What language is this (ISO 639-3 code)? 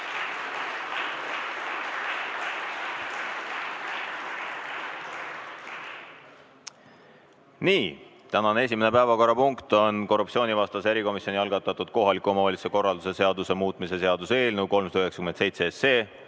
est